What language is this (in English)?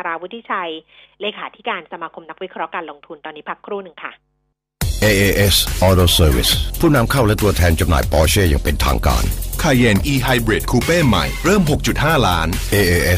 Thai